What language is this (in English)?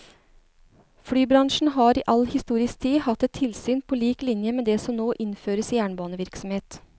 Norwegian